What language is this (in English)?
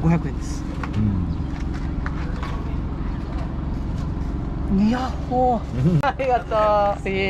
Japanese